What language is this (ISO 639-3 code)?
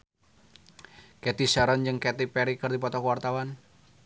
sun